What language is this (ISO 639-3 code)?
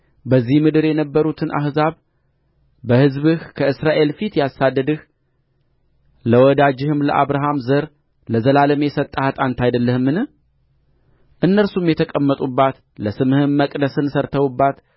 amh